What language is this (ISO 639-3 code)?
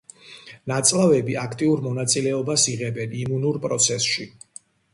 kat